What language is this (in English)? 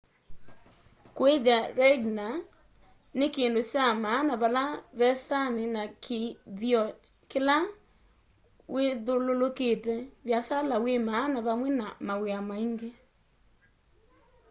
Kamba